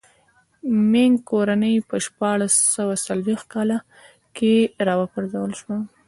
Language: Pashto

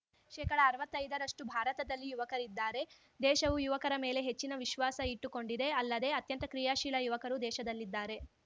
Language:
Kannada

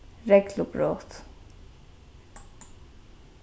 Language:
Faroese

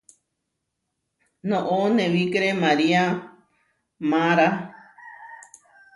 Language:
Huarijio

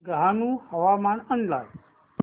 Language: Marathi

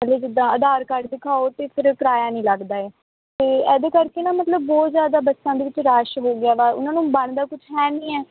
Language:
Punjabi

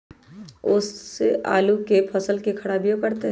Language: Magahi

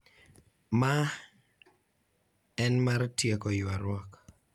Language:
Luo (Kenya and Tanzania)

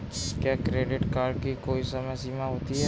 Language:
Hindi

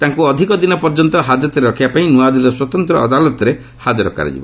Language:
Odia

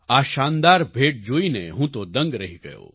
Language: Gujarati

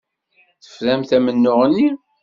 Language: Kabyle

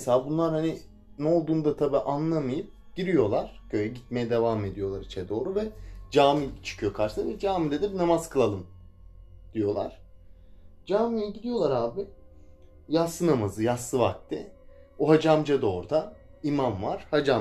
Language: Turkish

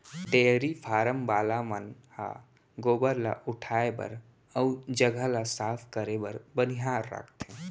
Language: Chhattisgarhi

